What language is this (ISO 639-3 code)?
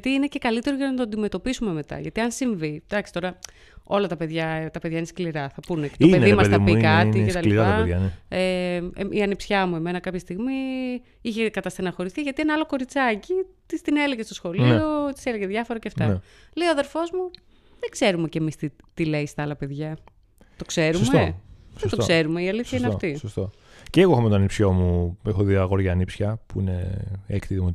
ell